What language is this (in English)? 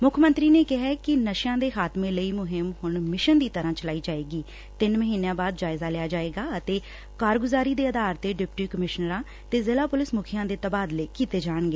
Punjabi